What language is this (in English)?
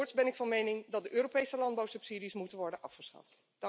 Dutch